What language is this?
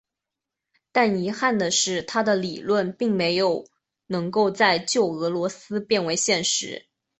Chinese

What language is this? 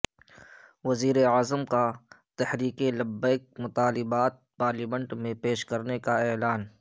Urdu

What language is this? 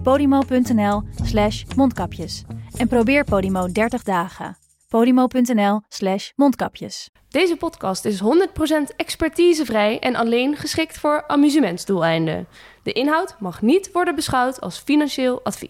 Dutch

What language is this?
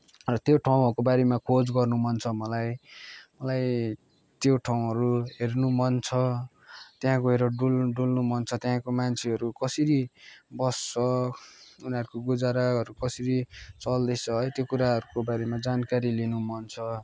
Nepali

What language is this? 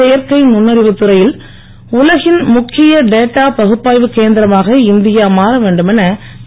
Tamil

